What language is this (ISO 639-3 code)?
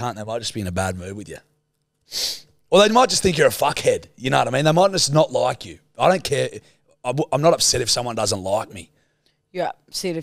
eng